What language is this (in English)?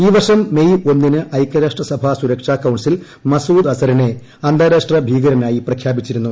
Malayalam